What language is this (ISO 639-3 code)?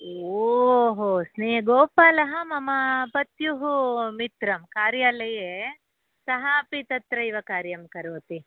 san